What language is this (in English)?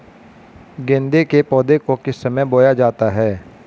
Hindi